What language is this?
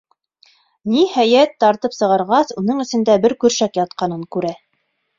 Bashkir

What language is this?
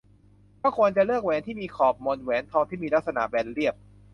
Thai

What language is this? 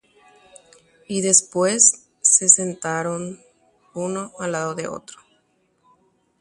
Guarani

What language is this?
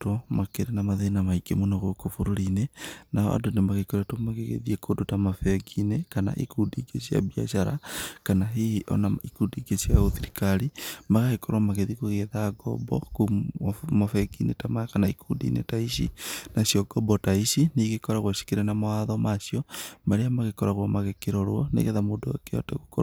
Kikuyu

